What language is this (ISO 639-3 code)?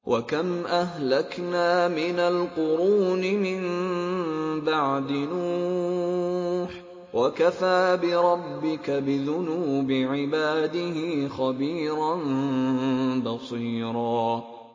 ara